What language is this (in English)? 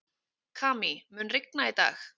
Icelandic